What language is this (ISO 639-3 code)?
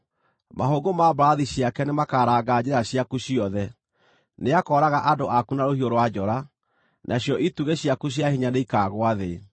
kik